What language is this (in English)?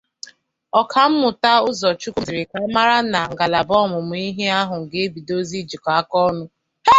Igbo